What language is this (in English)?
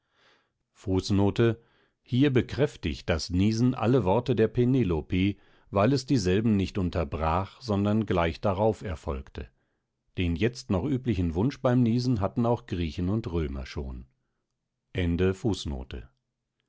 German